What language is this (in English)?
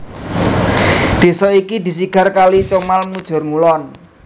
Javanese